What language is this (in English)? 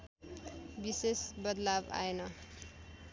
Nepali